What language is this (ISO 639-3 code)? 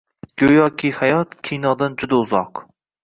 uzb